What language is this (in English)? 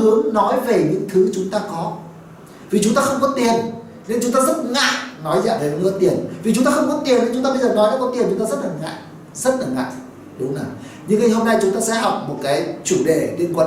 Vietnamese